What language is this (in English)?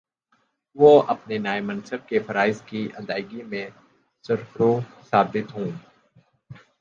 Urdu